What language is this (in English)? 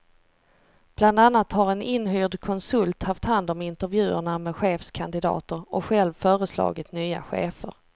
Swedish